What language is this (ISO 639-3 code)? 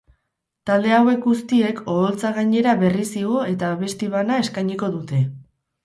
eus